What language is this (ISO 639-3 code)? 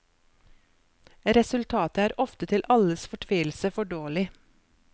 nor